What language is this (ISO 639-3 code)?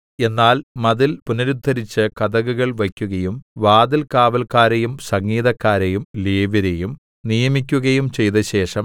mal